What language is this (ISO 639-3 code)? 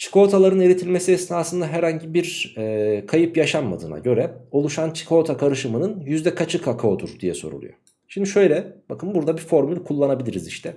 tur